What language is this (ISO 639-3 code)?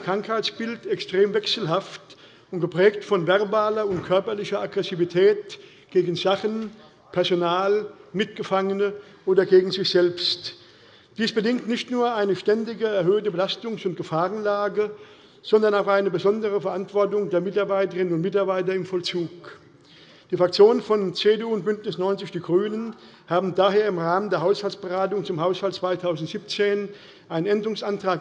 deu